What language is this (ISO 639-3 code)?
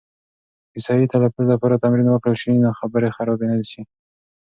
pus